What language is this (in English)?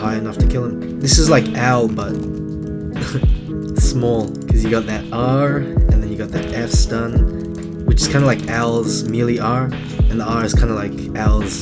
English